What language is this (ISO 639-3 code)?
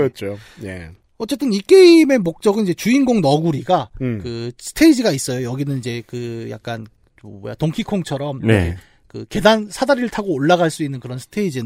kor